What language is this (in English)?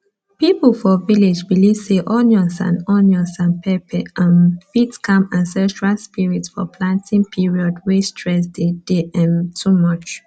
Nigerian Pidgin